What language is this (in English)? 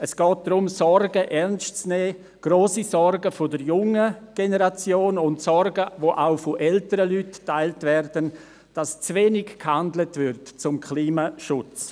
Swiss German